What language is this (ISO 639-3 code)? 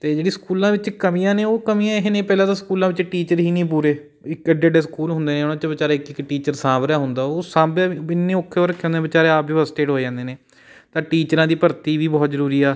pan